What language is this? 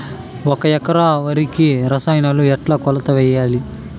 Telugu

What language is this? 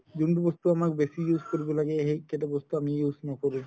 Assamese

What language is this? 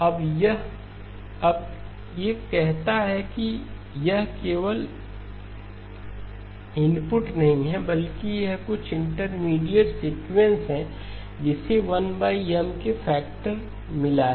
Hindi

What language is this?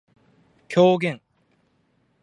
Japanese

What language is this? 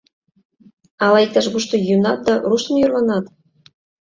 Mari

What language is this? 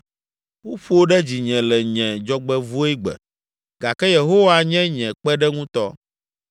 Ewe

